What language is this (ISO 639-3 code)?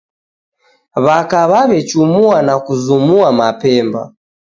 dav